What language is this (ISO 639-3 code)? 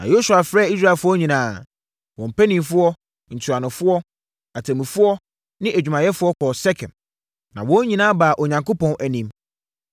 aka